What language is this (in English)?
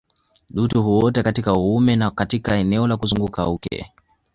Swahili